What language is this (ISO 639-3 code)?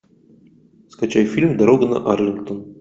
rus